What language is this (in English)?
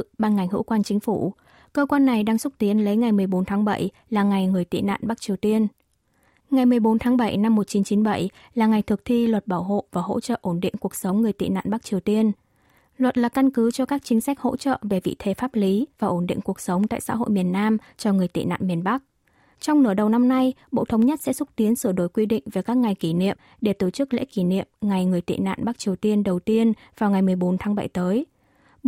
Vietnamese